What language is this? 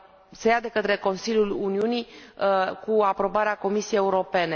Romanian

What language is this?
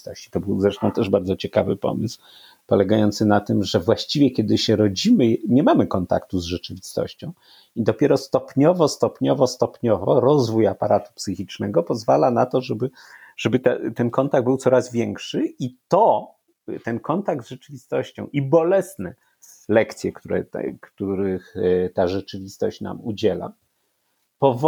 Polish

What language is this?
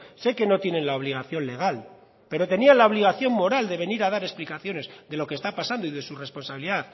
Spanish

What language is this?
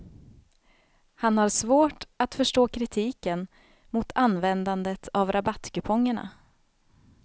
Swedish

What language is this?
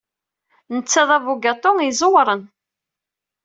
Kabyle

